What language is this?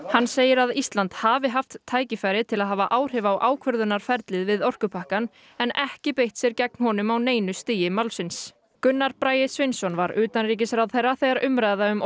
Icelandic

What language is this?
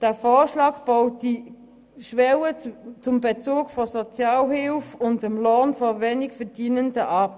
Swiss German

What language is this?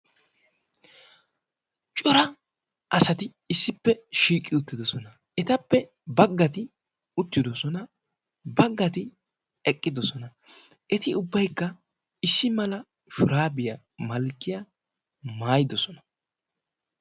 Wolaytta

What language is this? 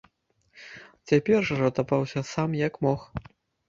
Belarusian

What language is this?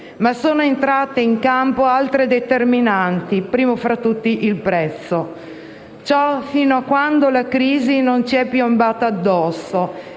Italian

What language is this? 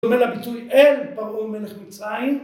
Hebrew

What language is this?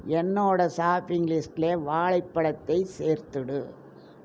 Tamil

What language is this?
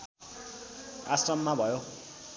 Nepali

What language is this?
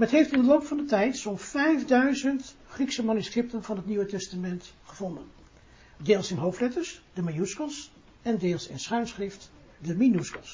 Dutch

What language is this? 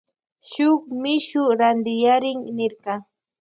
Loja Highland Quichua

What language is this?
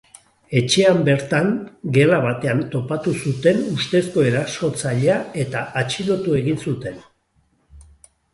Basque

